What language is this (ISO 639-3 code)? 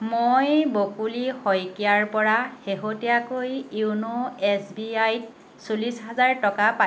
asm